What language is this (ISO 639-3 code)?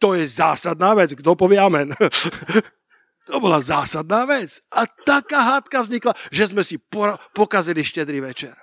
slk